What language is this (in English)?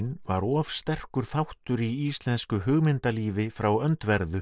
Icelandic